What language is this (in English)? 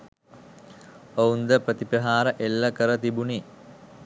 Sinhala